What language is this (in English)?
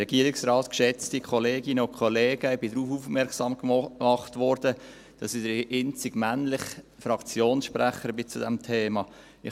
Swiss German